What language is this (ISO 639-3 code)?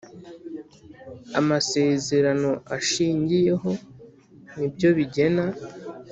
kin